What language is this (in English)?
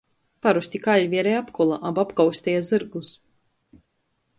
Latgalian